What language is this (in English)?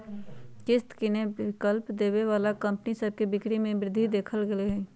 Magahi